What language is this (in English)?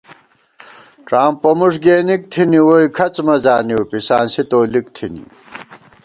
Gawar-Bati